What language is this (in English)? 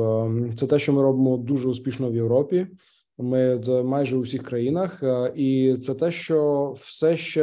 Ukrainian